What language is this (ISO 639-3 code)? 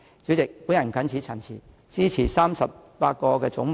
yue